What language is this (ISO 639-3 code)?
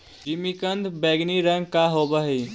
mag